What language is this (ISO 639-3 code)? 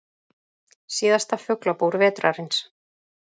isl